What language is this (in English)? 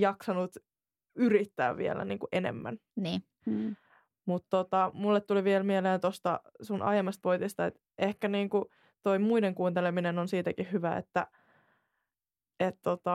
Finnish